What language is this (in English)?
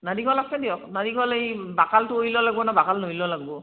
Assamese